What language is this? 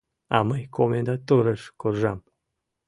Mari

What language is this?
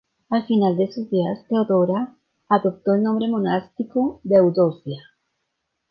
Spanish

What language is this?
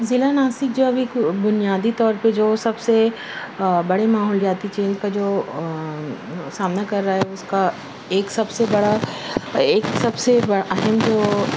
Urdu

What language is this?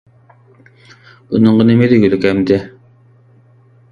Uyghur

